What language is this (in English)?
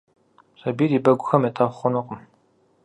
Kabardian